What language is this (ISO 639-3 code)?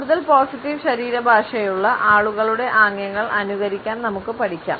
mal